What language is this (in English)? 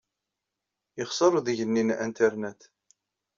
Kabyle